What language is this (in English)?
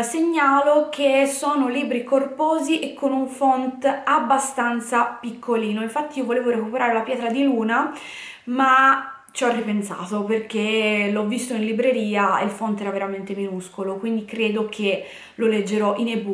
Italian